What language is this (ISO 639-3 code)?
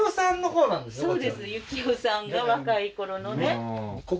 jpn